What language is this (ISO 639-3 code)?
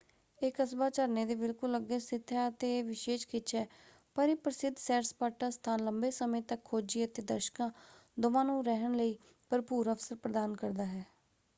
pan